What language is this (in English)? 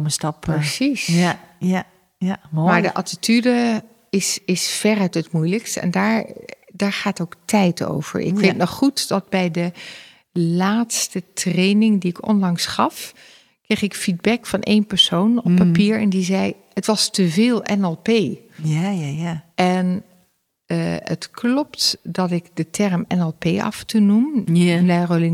Dutch